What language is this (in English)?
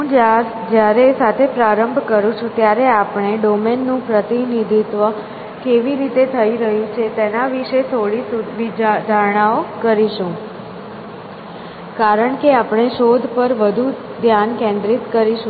Gujarati